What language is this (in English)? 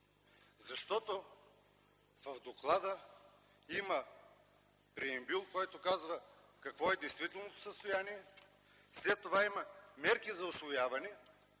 Bulgarian